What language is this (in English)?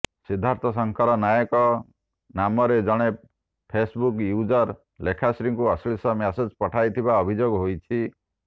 Odia